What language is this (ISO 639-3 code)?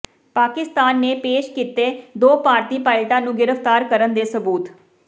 pan